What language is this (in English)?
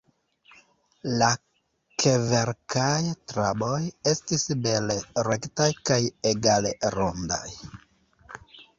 Esperanto